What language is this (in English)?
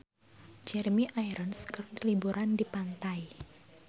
Sundanese